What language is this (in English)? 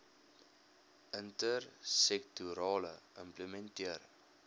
Afrikaans